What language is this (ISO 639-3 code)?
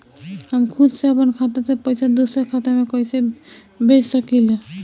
bho